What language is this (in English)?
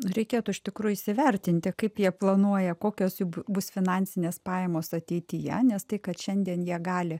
Lithuanian